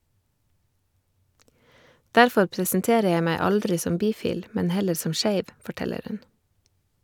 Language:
Norwegian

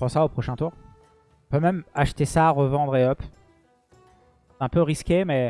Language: French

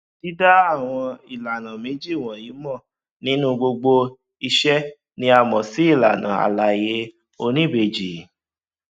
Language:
Yoruba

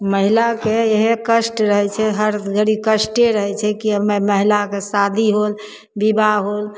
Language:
Maithili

